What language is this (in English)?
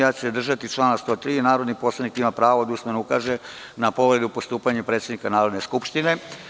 Serbian